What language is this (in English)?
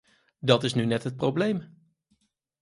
Dutch